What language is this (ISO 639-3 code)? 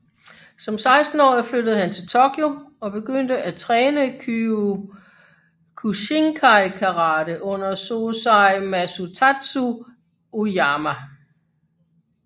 dan